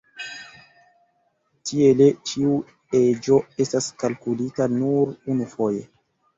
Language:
Esperanto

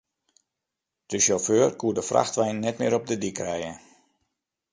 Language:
Western Frisian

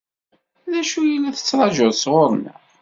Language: Kabyle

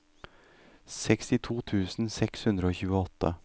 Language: Norwegian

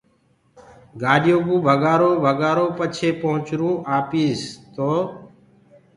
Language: Gurgula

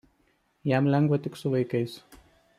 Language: Lithuanian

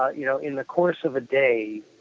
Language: English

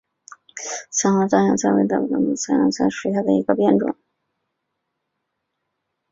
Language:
Chinese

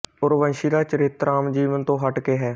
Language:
Punjabi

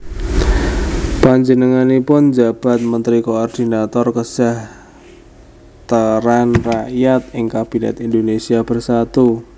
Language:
Javanese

